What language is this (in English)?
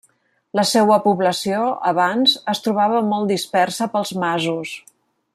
Catalan